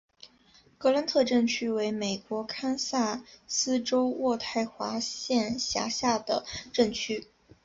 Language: Chinese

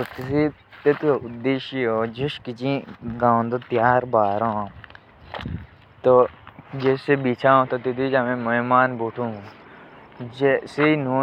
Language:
Jaunsari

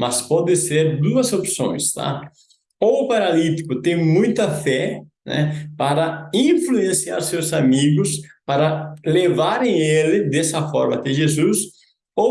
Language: Portuguese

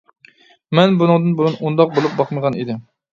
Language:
Uyghur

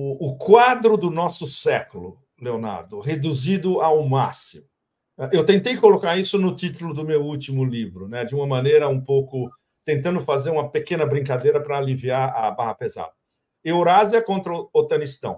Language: Portuguese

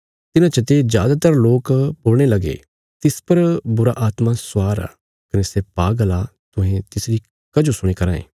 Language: Bilaspuri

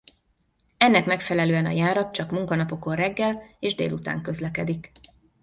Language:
Hungarian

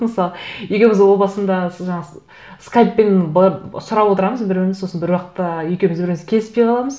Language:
Kazakh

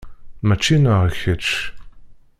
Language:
Kabyle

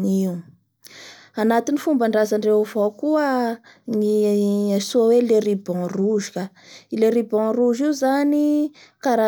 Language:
Bara Malagasy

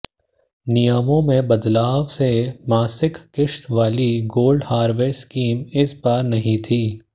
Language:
Hindi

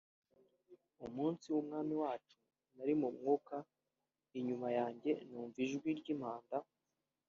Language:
Kinyarwanda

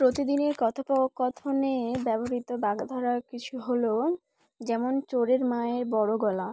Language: Bangla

